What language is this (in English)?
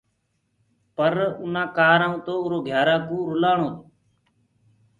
Gurgula